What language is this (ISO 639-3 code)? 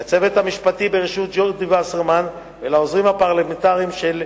heb